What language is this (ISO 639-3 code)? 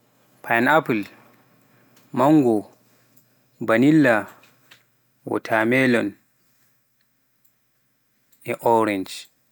fuf